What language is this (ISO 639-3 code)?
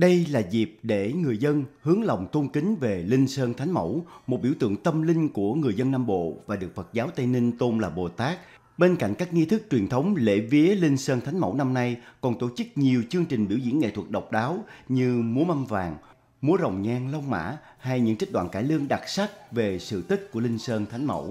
vie